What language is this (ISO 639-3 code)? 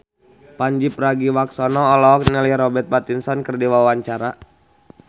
sun